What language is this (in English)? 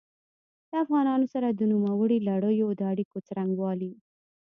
Pashto